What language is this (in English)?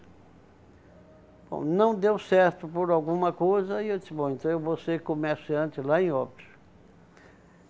Portuguese